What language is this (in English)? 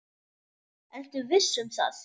Icelandic